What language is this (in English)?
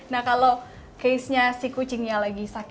Indonesian